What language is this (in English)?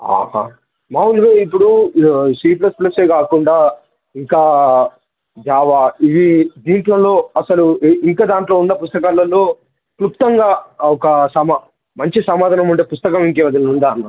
Telugu